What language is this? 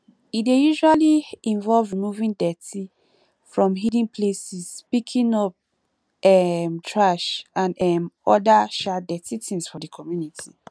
Nigerian Pidgin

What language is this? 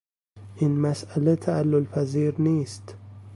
Persian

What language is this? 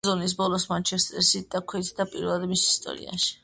Georgian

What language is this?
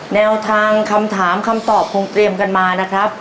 Thai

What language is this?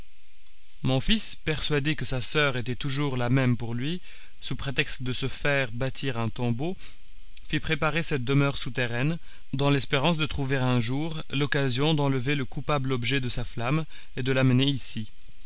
French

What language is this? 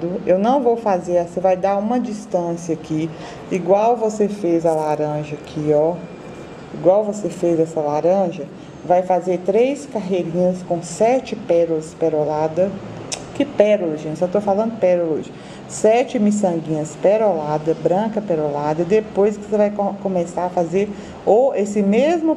Portuguese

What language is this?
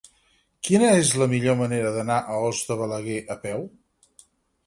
Catalan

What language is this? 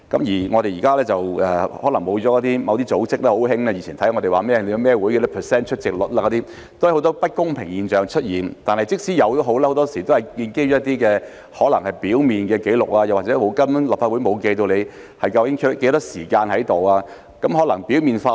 Cantonese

